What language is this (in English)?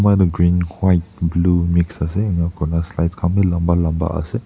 Naga Pidgin